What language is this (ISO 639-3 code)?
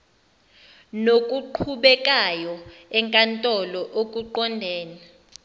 zul